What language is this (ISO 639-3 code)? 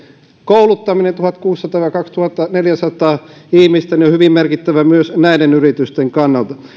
fin